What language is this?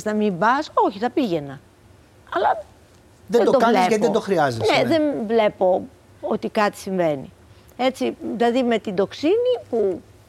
Greek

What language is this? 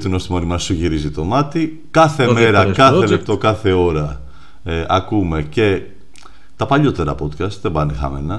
Greek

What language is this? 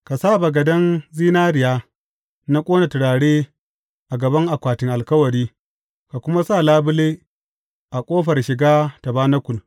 Hausa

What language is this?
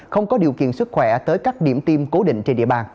Vietnamese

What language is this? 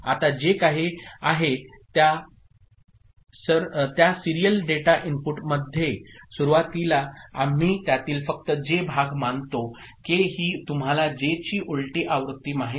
Marathi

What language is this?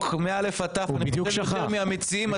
Hebrew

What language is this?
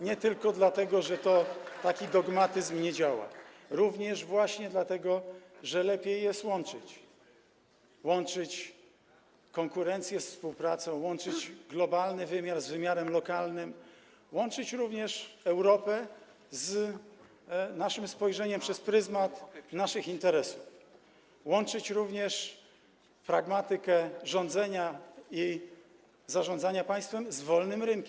Polish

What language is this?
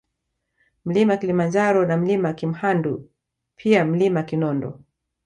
Swahili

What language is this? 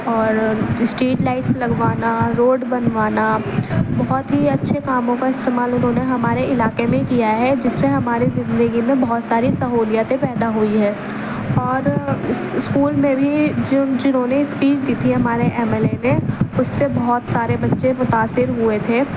Urdu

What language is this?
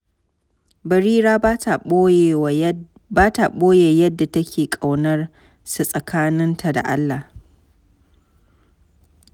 Hausa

